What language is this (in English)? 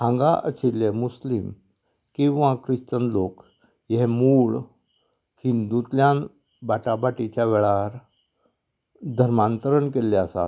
Konkani